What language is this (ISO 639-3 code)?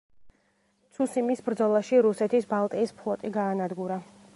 kat